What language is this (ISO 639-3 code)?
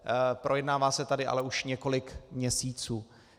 ces